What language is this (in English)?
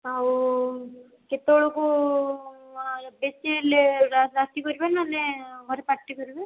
Odia